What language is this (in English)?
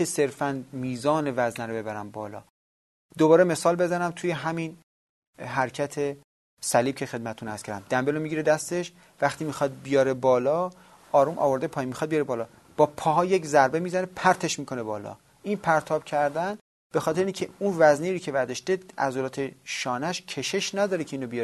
Persian